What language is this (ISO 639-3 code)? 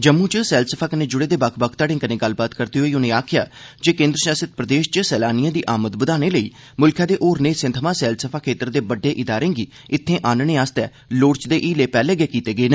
doi